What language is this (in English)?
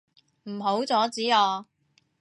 Cantonese